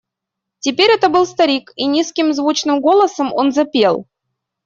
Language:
Russian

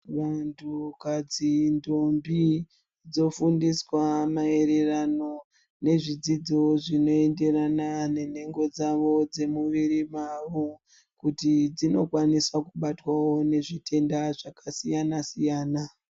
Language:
Ndau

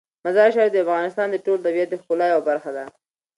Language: Pashto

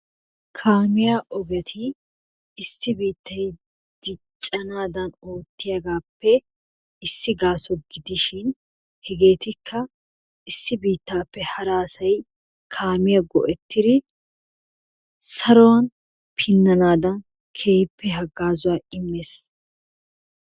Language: Wolaytta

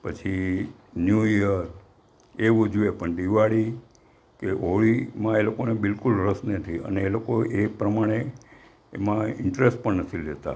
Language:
Gujarati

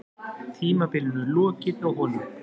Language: Icelandic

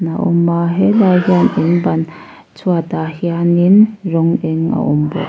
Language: Mizo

